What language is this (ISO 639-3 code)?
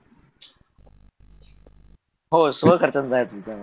mar